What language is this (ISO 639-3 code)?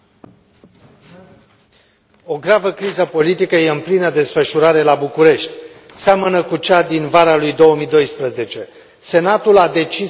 ron